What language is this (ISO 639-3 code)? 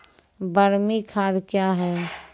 mai